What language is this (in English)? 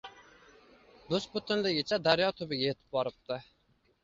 Uzbek